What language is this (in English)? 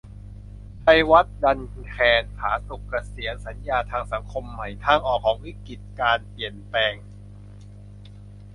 Thai